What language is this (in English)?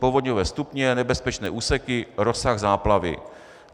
Czech